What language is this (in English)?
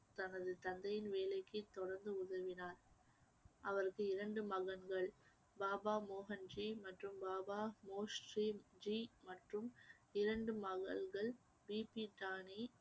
Tamil